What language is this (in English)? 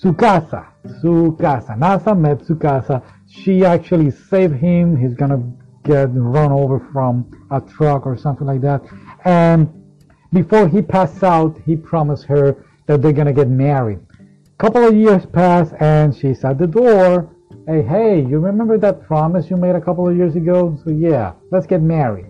English